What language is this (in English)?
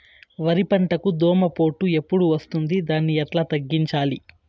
Telugu